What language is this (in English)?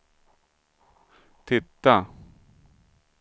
Swedish